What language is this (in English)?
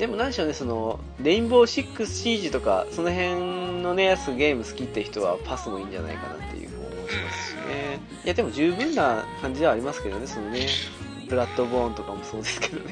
Japanese